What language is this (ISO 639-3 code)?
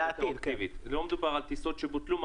heb